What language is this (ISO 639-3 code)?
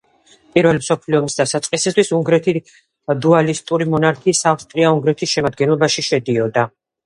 kat